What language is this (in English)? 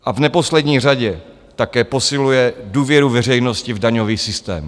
Czech